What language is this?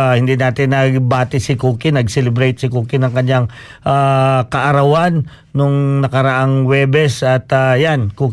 Filipino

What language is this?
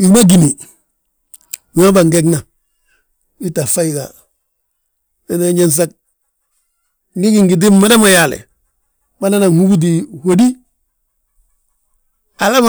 Balanta-Ganja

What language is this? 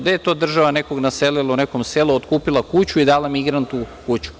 Serbian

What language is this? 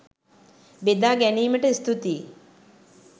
Sinhala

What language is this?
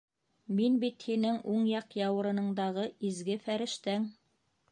Bashkir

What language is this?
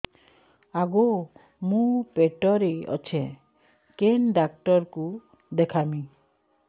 Odia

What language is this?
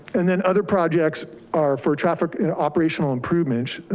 English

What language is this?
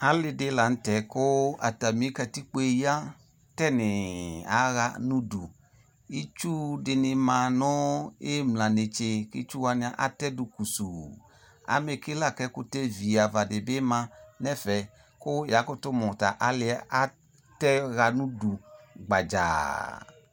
Ikposo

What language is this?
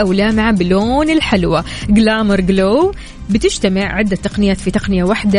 Arabic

